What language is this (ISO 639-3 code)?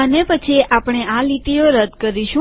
guj